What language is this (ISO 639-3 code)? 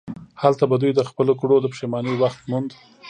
pus